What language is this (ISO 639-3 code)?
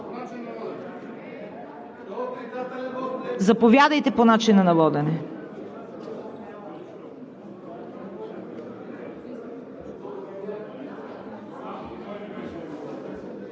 bul